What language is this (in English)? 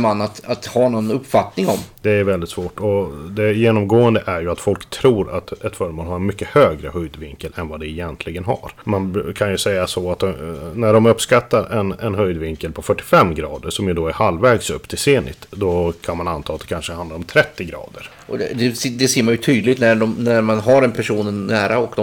Swedish